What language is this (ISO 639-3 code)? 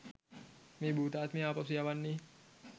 sin